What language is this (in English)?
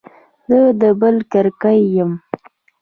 Pashto